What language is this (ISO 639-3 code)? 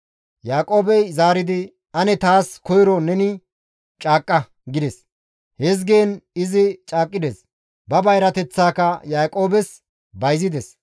gmv